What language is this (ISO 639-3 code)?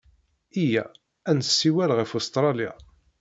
kab